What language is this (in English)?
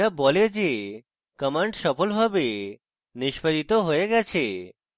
Bangla